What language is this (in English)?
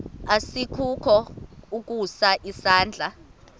Xhosa